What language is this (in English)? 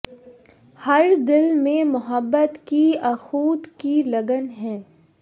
Urdu